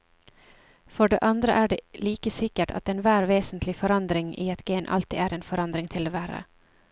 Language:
Norwegian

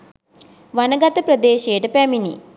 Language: Sinhala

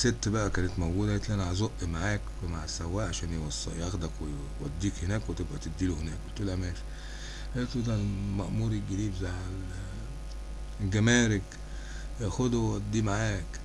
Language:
Arabic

